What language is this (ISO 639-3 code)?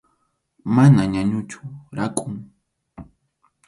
qxu